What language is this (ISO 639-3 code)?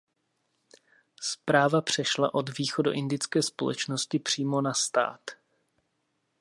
ces